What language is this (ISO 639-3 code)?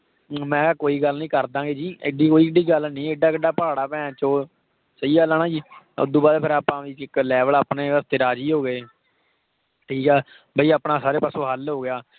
pan